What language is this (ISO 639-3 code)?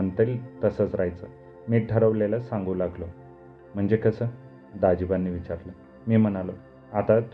mar